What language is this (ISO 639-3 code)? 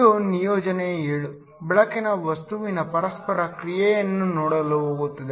kan